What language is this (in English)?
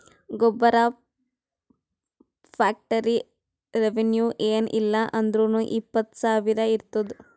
Kannada